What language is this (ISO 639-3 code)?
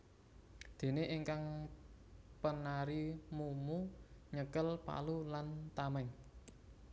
jav